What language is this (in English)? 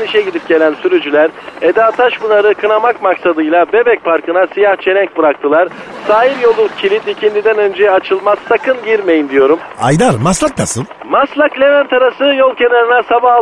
Turkish